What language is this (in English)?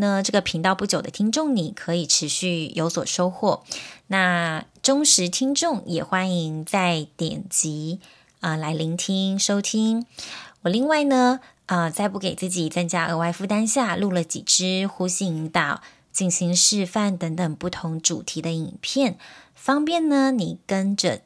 Chinese